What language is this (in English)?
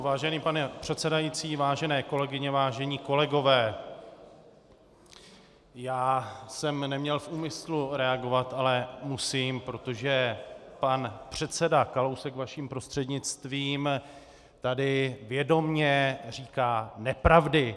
Czech